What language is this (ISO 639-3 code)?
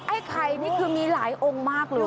tha